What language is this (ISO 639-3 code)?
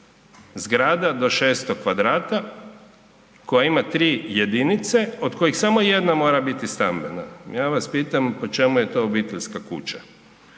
hrv